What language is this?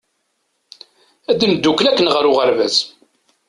Kabyle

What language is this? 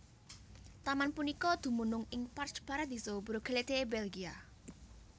Javanese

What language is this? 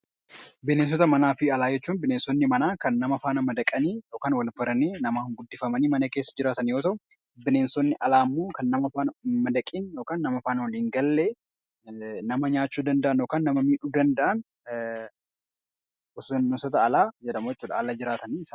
Oromo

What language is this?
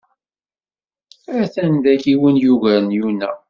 Kabyle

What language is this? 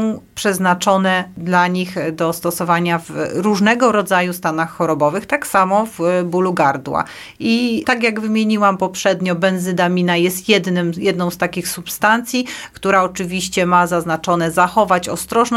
Polish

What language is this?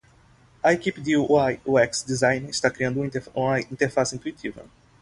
Portuguese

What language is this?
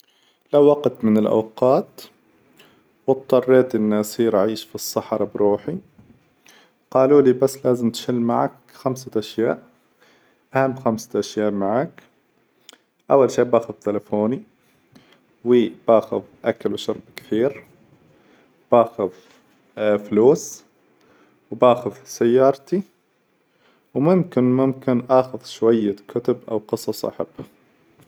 Hijazi Arabic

